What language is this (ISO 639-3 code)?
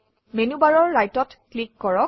asm